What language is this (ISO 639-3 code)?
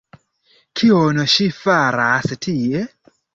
epo